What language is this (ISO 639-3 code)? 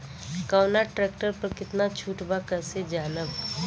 bho